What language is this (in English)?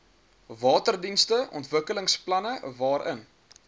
Afrikaans